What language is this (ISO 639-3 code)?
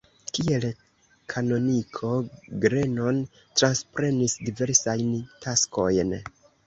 epo